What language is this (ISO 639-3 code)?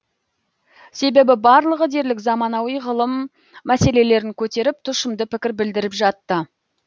kaz